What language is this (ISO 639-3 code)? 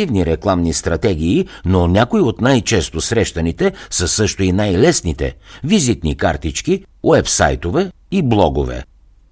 bul